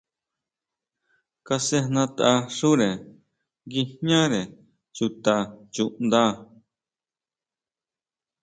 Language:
Huautla Mazatec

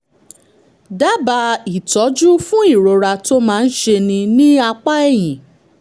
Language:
Yoruba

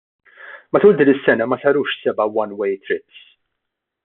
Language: Maltese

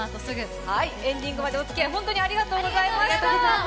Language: Japanese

